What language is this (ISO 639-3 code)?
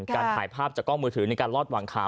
tha